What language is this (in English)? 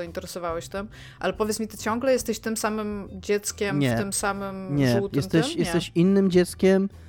Polish